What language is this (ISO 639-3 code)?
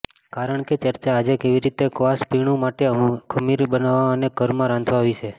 guj